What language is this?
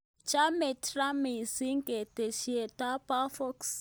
Kalenjin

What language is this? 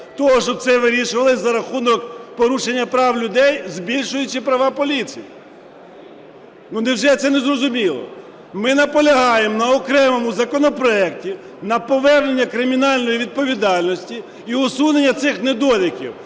Ukrainian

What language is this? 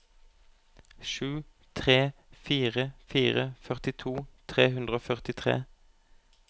Norwegian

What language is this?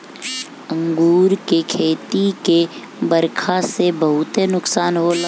Bhojpuri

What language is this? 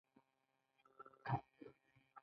Pashto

